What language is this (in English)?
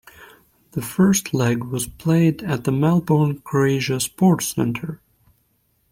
English